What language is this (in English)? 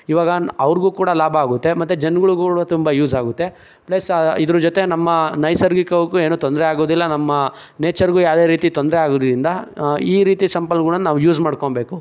Kannada